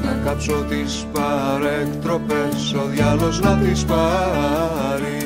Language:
Greek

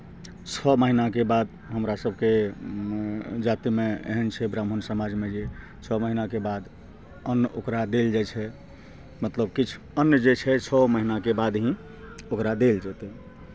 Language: Maithili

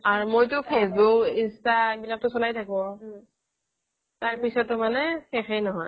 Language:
Assamese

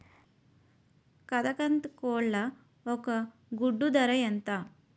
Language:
Telugu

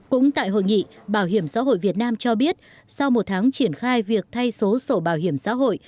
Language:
Vietnamese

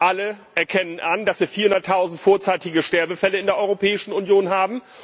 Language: German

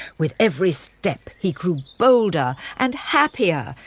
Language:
English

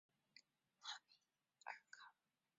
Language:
Chinese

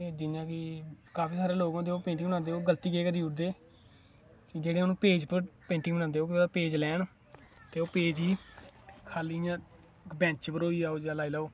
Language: Dogri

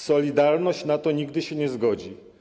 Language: Polish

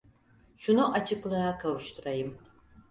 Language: Turkish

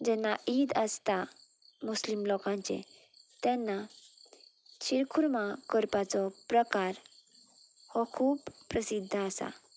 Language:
Konkani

